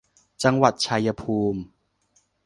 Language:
Thai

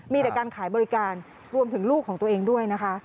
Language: Thai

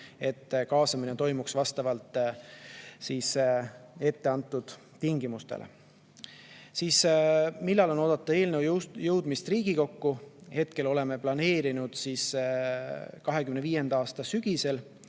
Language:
Estonian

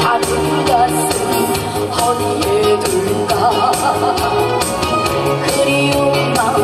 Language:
Korean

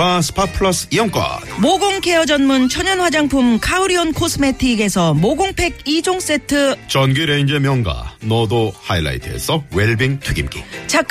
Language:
Korean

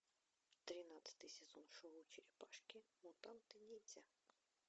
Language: Russian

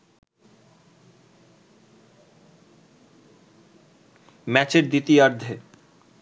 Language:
Bangla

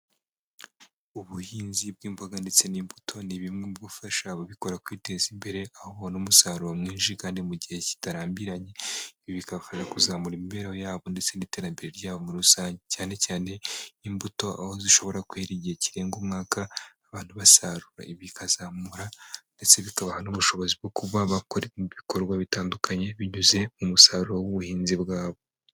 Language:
Kinyarwanda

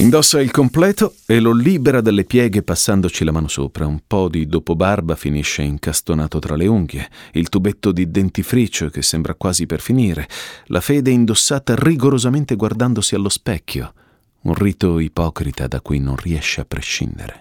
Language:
Italian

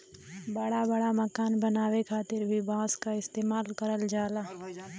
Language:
Bhojpuri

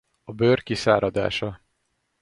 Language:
Hungarian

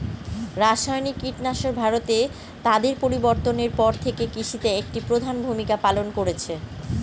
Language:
Bangla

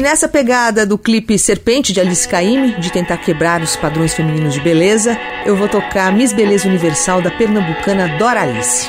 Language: Portuguese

